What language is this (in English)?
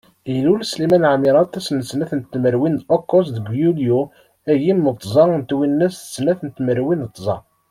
Kabyle